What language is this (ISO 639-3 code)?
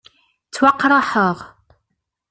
kab